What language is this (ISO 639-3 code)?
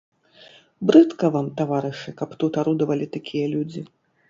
bel